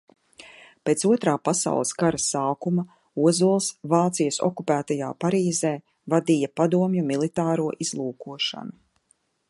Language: Latvian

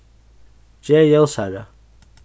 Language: Faroese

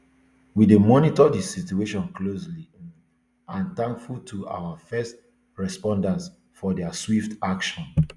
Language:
Nigerian Pidgin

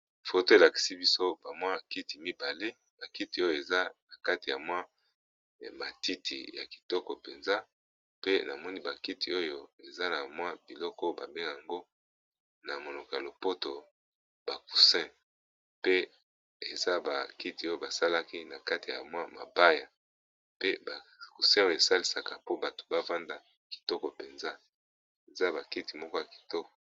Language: Lingala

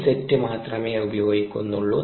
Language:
Malayalam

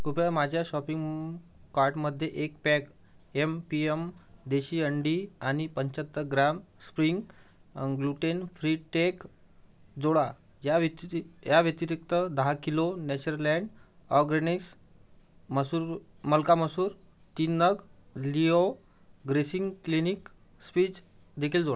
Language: Marathi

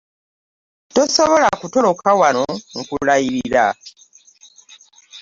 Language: Ganda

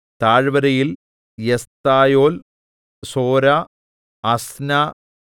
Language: Malayalam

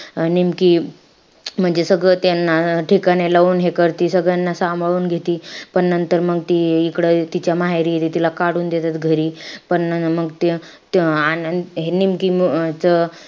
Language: Marathi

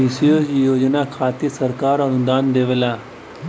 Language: Bhojpuri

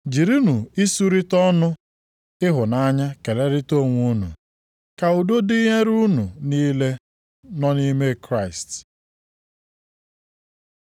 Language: Igbo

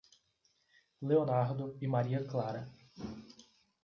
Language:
Portuguese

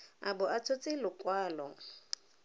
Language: Tswana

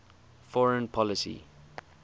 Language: English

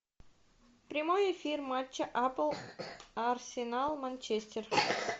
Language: Russian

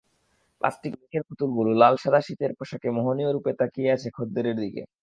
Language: Bangla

